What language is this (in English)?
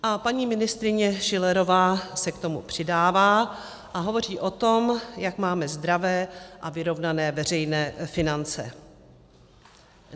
Czech